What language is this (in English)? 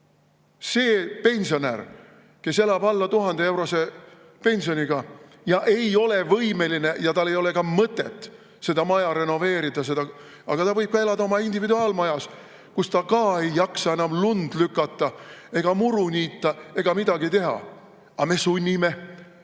Estonian